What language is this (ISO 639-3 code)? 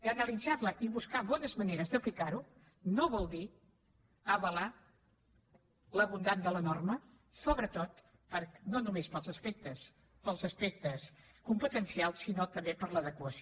cat